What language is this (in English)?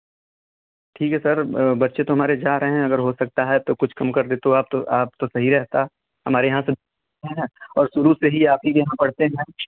Hindi